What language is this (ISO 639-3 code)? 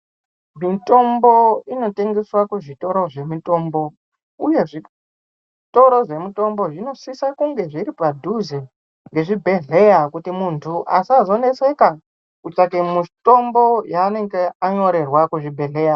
ndc